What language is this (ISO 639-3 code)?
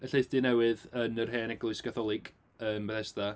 cym